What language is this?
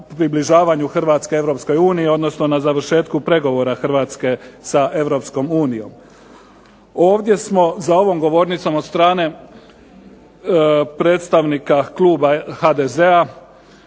Croatian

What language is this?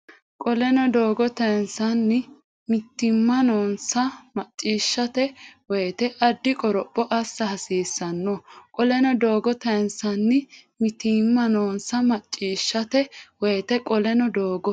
Sidamo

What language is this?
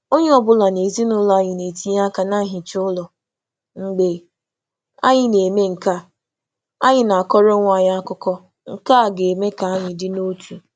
Igbo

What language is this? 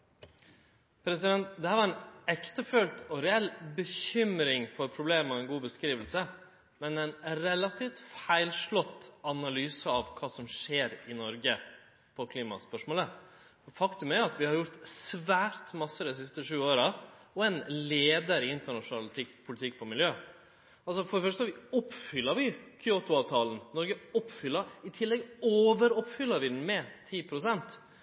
Norwegian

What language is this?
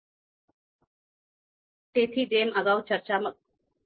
Gujarati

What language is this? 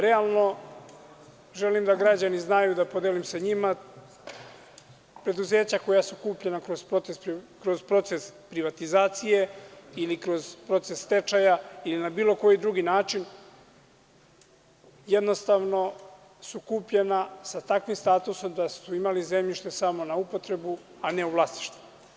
Serbian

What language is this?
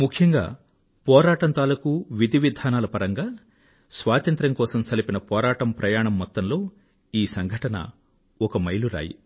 Telugu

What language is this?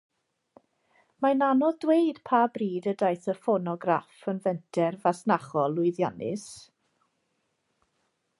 Welsh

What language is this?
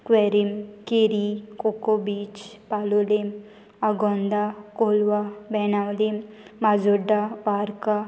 Konkani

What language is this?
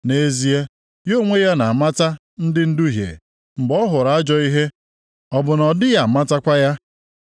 Igbo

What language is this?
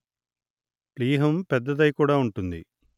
Telugu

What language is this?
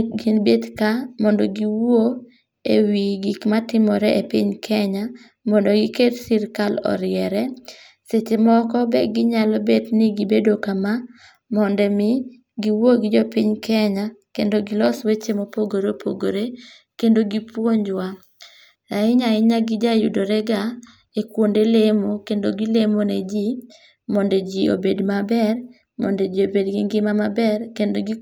Luo (Kenya and Tanzania)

